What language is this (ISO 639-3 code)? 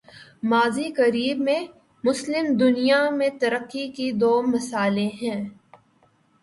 urd